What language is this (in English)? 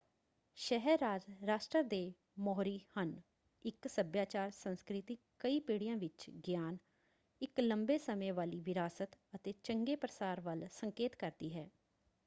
Punjabi